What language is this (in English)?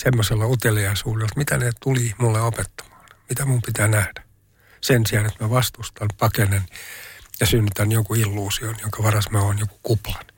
Finnish